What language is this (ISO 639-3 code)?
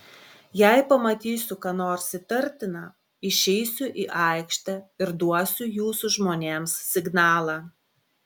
lit